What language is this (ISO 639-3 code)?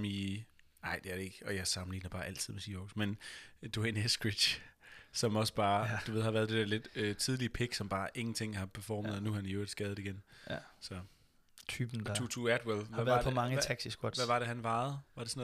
dan